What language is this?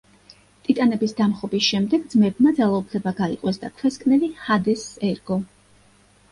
Georgian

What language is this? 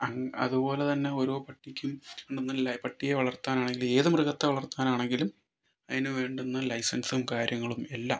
Malayalam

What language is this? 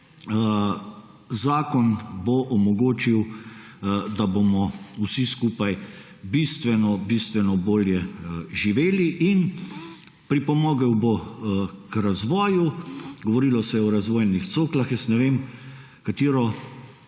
Slovenian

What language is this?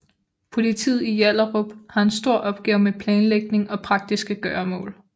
Danish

